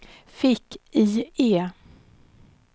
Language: Swedish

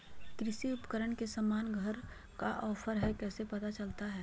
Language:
Magahi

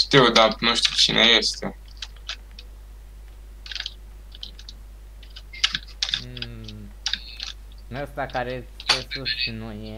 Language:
Romanian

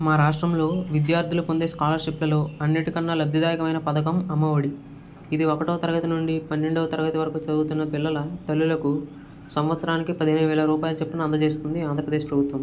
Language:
Telugu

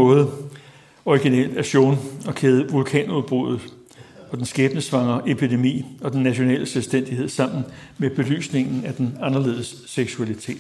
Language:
Danish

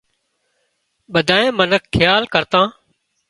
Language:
Wadiyara Koli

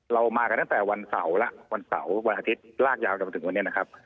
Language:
Thai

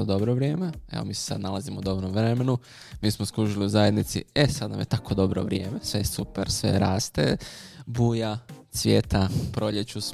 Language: Croatian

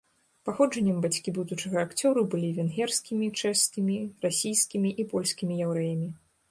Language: Belarusian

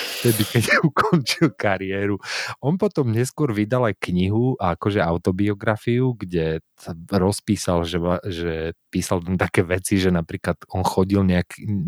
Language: Slovak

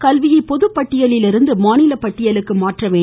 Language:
Tamil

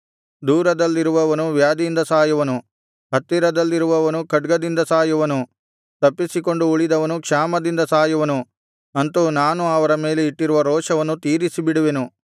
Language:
Kannada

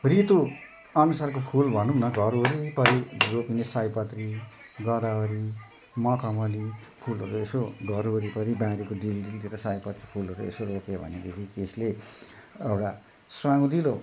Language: Nepali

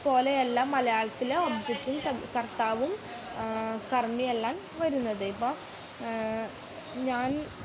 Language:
Malayalam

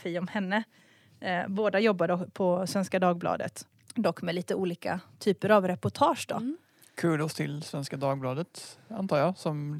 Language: Swedish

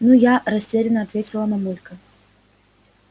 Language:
Russian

